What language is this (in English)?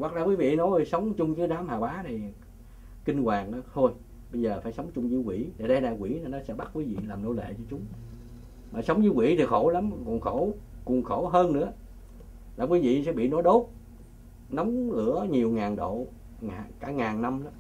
Vietnamese